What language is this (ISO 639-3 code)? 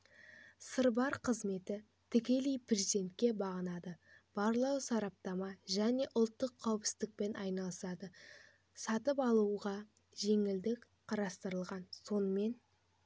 kaz